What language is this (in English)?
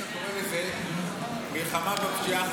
Hebrew